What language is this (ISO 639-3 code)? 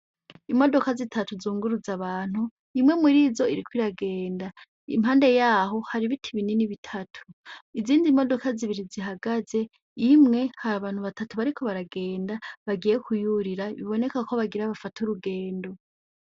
run